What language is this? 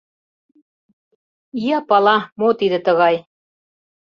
Mari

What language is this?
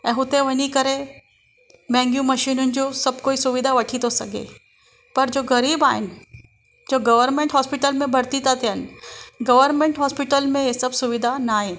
Sindhi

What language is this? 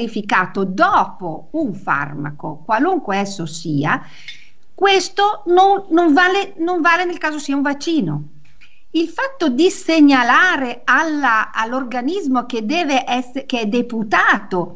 Italian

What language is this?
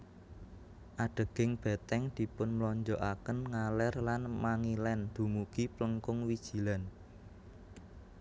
Javanese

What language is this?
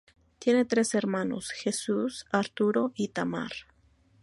Spanish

